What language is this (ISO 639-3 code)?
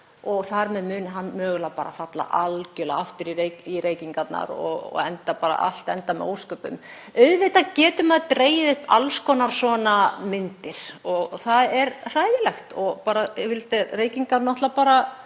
isl